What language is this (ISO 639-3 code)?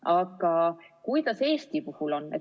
est